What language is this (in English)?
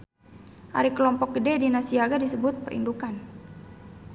Sundanese